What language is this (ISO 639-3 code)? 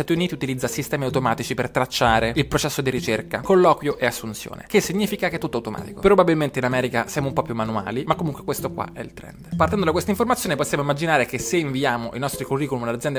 ita